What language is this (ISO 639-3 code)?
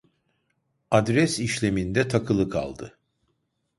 tur